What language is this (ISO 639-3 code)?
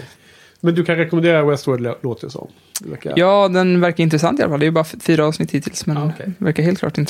swe